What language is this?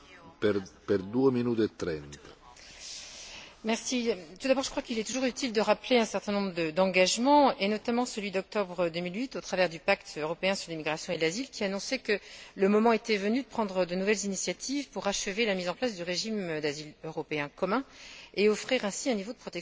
French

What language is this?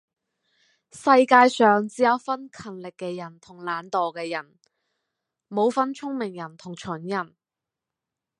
Cantonese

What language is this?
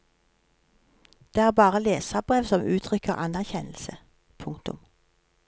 Norwegian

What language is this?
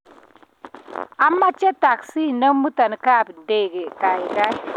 Kalenjin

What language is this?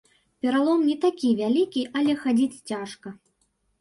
Belarusian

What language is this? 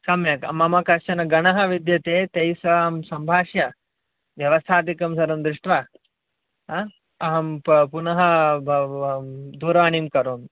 Sanskrit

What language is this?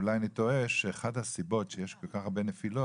Hebrew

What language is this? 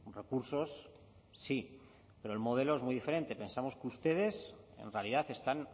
Spanish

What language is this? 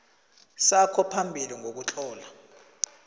South Ndebele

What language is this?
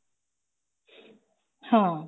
Punjabi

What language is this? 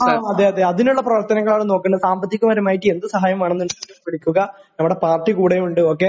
Malayalam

